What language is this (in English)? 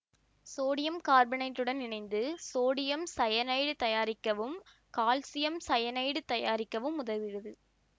Tamil